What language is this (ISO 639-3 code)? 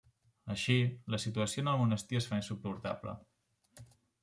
cat